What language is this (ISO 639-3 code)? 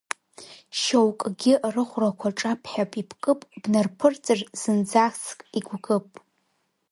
abk